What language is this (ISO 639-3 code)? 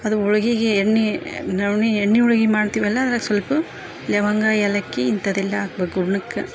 kan